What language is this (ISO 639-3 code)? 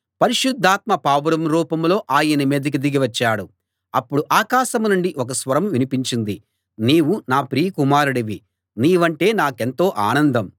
tel